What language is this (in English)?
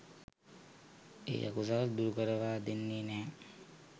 Sinhala